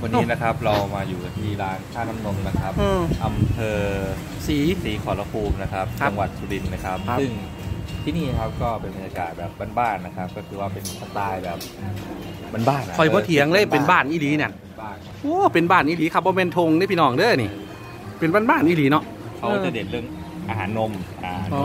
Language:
Thai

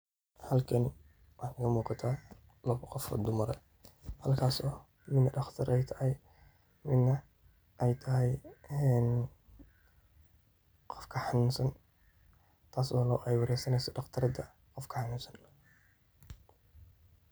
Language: Somali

